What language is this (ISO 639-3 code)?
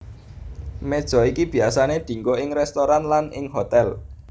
jav